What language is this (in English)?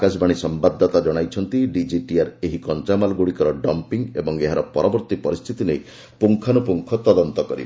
Odia